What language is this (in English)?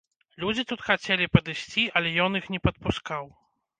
Belarusian